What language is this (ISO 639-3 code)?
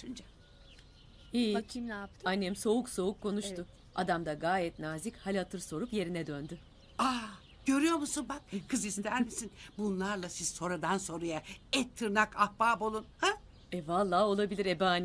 tur